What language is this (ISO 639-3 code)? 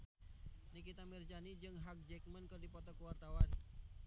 sun